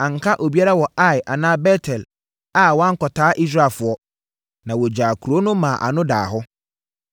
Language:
Akan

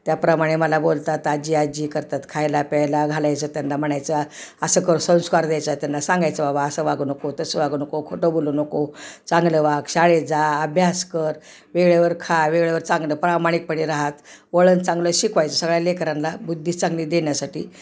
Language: Marathi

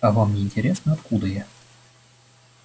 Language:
Russian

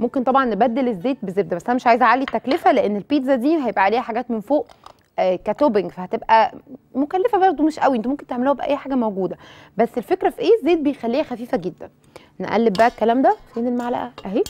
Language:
Arabic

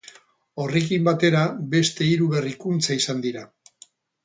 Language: Basque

